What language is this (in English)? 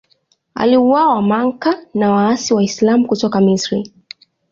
Swahili